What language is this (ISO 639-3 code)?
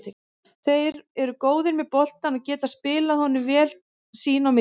isl